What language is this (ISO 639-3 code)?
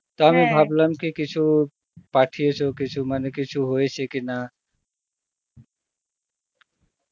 ben